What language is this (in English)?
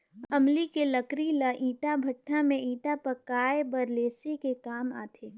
Chhattisgarhi